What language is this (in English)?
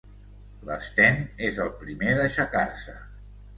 Catalan